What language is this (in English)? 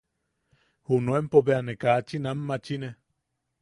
Yaqui